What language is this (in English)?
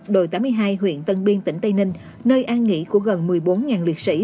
Vietnamese